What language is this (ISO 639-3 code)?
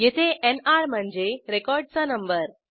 mar